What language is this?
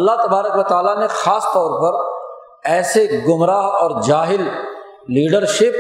Urdu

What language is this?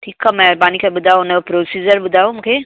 Sindhi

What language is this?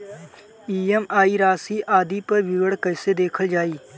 Bhojpuri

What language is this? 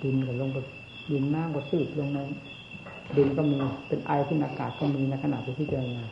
Thai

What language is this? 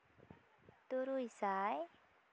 Santali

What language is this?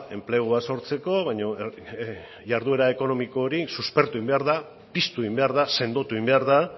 Basque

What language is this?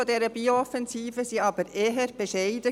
Swiss German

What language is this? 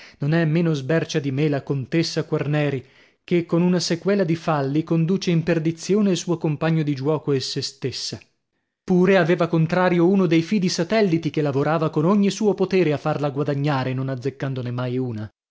Italian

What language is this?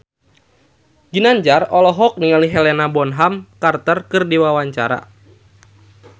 Sundanese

